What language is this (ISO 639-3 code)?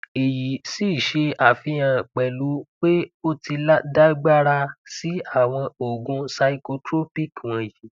yor